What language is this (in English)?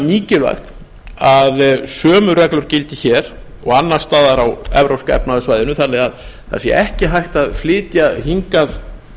Icelandic